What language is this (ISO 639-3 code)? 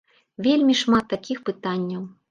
bel